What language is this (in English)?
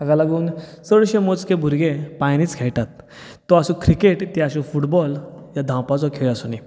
Konkani